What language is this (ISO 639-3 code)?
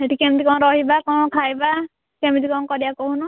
ori